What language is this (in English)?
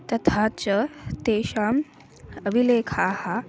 Sanskrit